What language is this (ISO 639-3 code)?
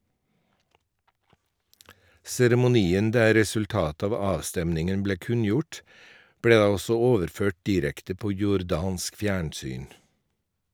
nor